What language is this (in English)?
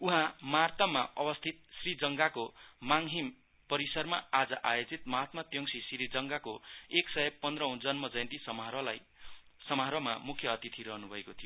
Nepali